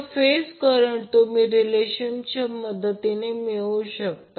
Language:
Marathi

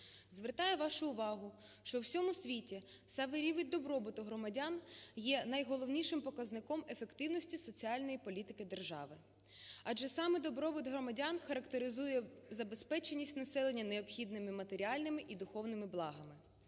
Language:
Ukrainian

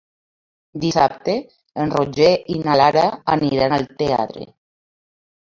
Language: Catalan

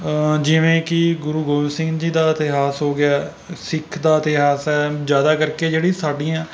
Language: Punjabi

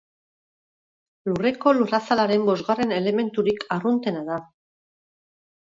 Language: Basque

